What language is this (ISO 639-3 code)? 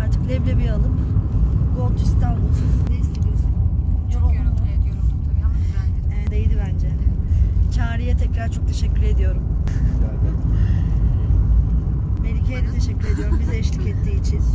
tur